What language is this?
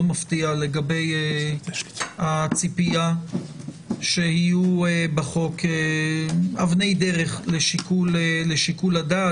Hebrew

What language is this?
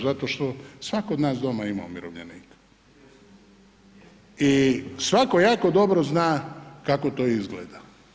Croatian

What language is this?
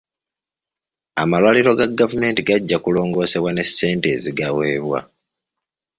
Ganda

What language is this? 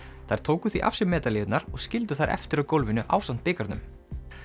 Icelandic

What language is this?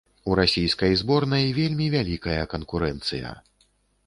Belarusian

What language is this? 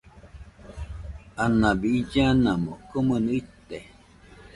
Nüpode Huitoto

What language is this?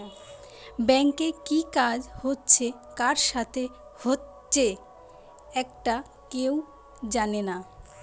Bangla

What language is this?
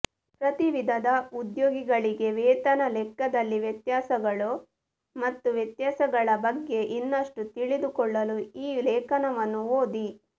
Kannada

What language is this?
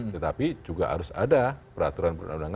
Indonesian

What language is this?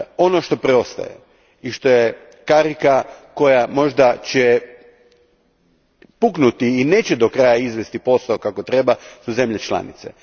Croatian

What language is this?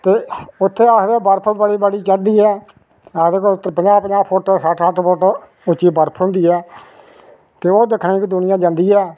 Dogri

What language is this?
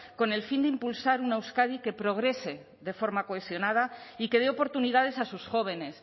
Spanish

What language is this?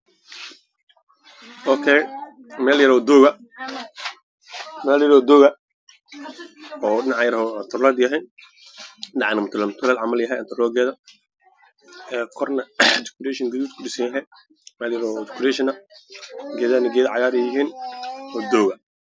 Somali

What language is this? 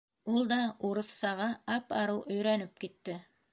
Bashkir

